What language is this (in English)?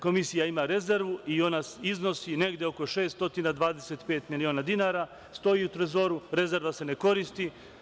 Serbian